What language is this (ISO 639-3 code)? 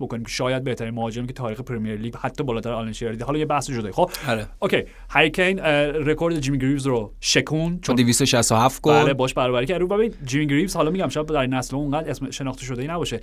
fas